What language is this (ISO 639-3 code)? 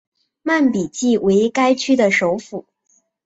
zho